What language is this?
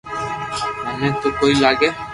Loarki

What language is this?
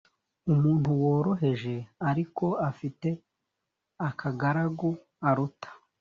Kinyarwanda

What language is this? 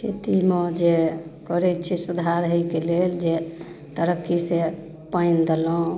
Maithili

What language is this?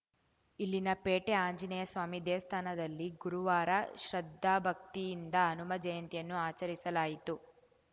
Kannada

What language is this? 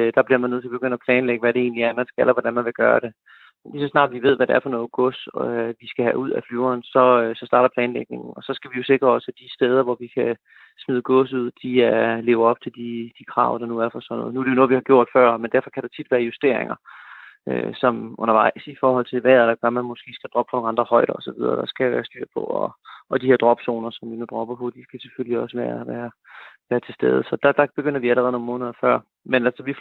Danish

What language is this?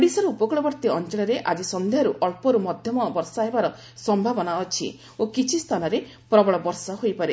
Odia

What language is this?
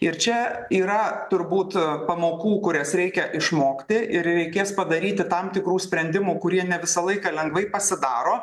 Lithuanian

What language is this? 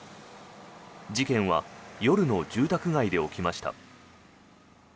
Japanese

